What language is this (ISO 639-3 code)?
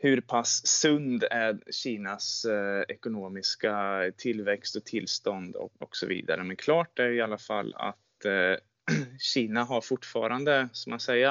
swe